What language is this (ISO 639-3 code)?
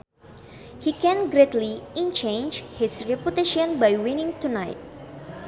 sun